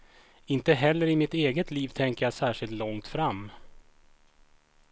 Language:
Swedish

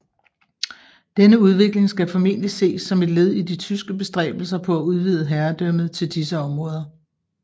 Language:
Danish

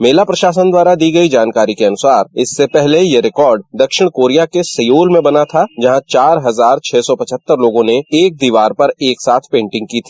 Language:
Hindi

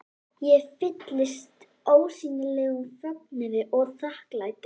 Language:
Icelandic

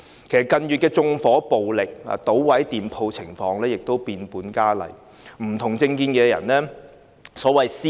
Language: Cantonese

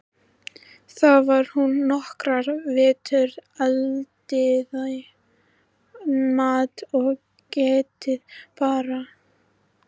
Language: Icelandic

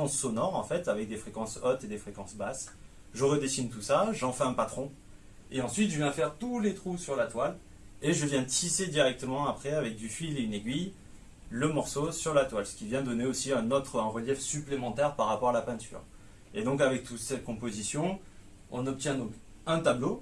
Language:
French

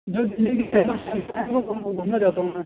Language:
Urdu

